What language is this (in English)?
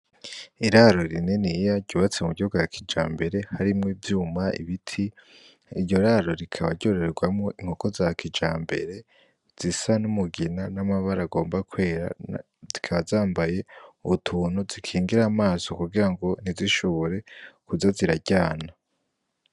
Rundi